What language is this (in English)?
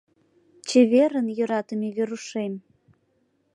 Mari